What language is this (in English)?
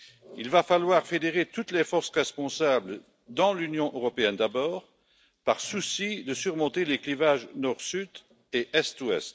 French